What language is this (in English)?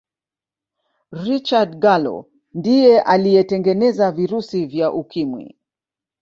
Swahili